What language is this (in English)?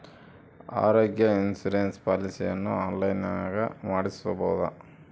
Kannada